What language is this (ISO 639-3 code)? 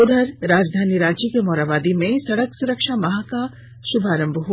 hin